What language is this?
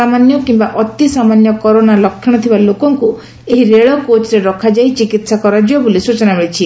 Odia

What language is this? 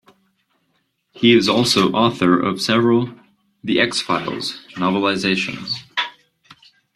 English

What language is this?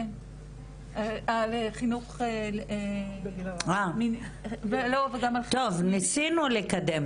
Hebrew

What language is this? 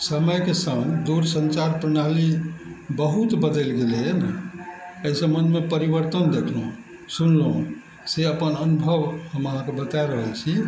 Maithili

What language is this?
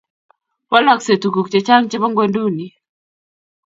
Kalenjin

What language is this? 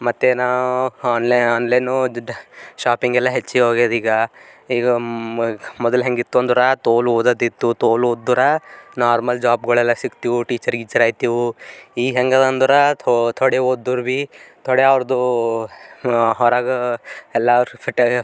Kannada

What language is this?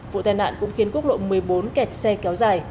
Vietnamese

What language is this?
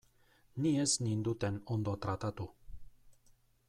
Basque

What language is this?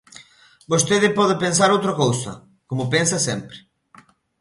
Galician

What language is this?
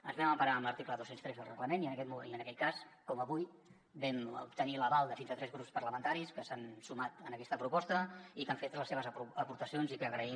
Catalan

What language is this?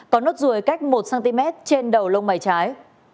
Vietnamese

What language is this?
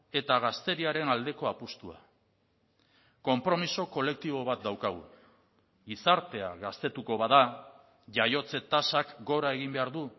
Basque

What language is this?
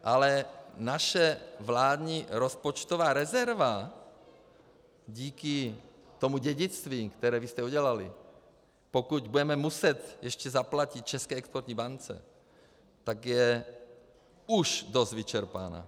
Czech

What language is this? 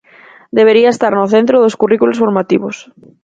Galician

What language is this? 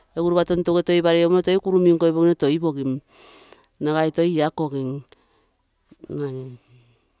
Terei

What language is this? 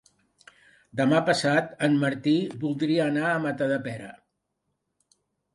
Catalan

